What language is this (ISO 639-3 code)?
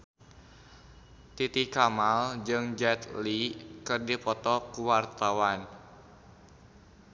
sun